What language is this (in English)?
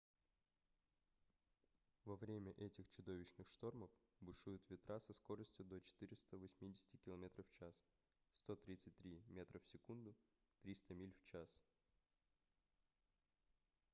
Russian